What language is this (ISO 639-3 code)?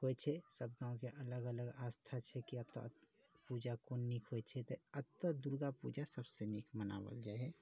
mai